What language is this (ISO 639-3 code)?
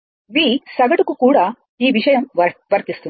tel